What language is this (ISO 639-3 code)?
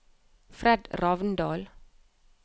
nor